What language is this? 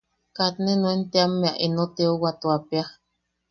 Yaqui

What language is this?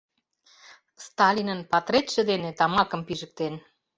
Mari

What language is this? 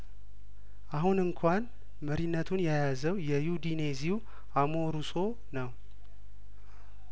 Amharic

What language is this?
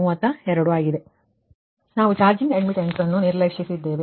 Kannada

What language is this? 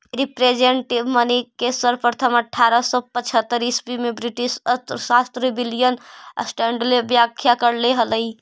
Magahi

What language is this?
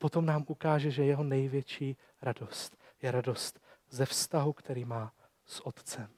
Czech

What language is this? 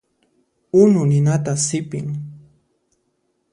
Puno Quechua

